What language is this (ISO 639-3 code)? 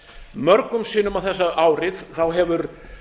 isl